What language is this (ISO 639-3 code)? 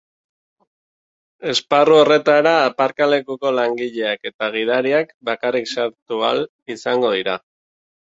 eus